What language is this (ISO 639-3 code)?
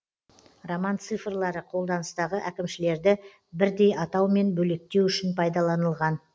kaz